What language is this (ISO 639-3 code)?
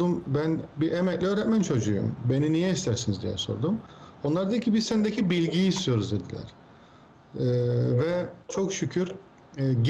tur